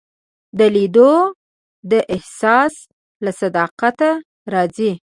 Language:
Pashto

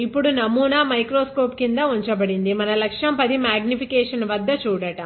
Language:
Telugu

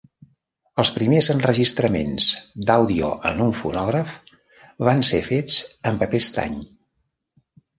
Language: Catalan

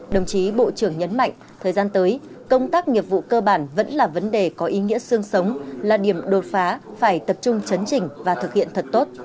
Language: Vietnamese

